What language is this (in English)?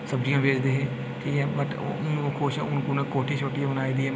Dogri